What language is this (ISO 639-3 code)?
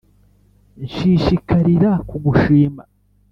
kin